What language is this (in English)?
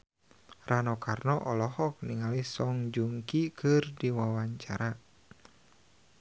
Sundanese